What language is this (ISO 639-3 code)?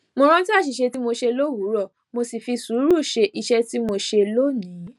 yor